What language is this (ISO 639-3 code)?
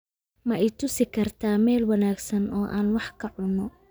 som